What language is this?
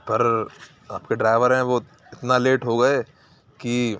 Urdu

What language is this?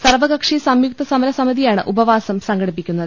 Malayalam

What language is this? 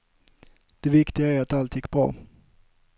Swedish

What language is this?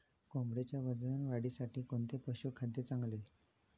Marathi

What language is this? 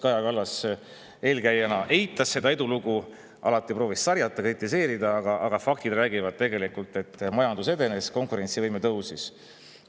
Estonian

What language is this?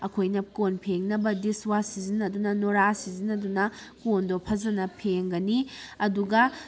Manipuri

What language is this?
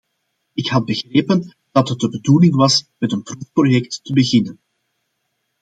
Dutch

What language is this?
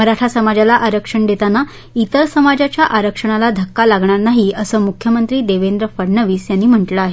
Marathi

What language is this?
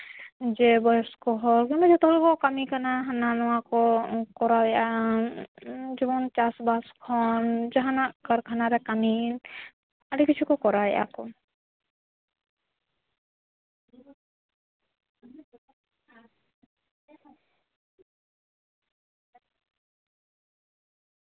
Santali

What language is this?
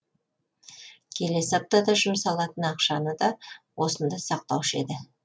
Kazakh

